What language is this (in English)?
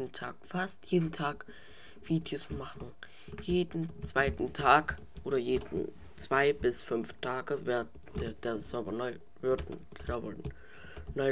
German